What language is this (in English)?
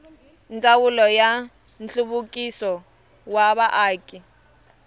Tsonga